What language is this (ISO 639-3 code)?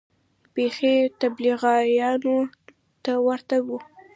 pus